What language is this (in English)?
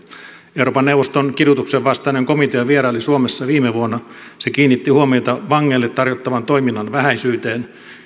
Finnish